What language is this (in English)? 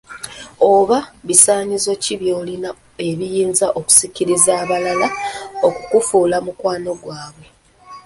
Ganda